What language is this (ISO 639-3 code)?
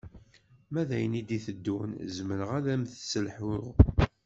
kab